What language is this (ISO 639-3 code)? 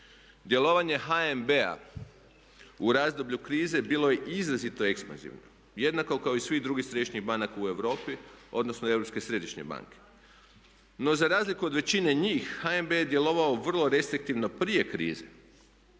hrv